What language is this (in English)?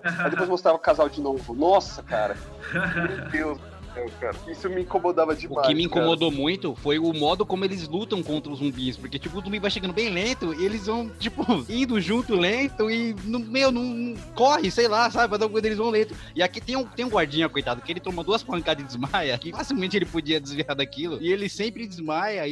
Portuguese